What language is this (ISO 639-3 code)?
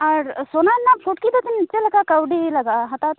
sat